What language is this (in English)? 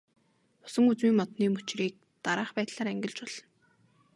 Mongolian